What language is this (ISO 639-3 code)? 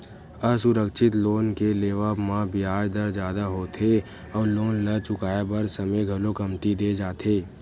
hne